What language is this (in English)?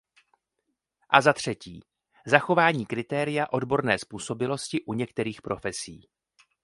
Czech